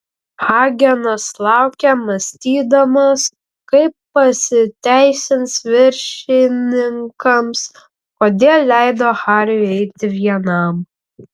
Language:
Lithuanian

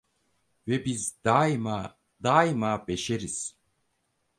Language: Turkish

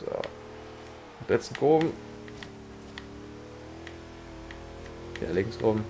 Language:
German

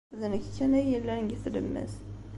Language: Kabyle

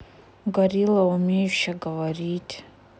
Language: Russian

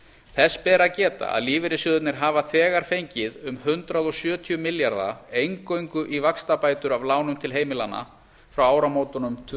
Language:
Icelandic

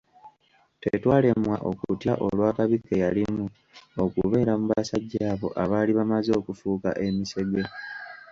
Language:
Ganda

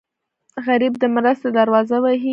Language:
Pashto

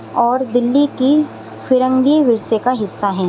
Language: Urdu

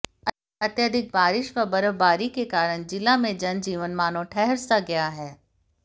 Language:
Hindi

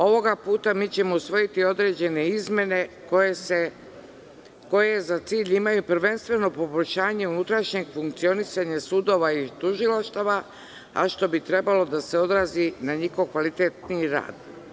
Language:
Serbian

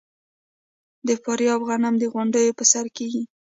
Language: Pashto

